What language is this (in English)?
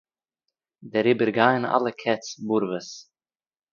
Yiddish